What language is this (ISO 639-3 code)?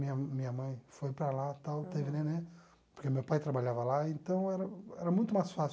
por